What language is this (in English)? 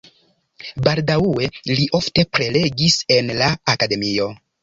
Esperanto